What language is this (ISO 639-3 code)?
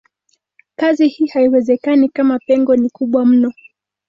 swa